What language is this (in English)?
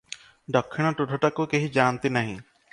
Odia